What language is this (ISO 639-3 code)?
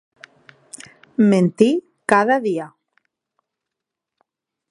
oci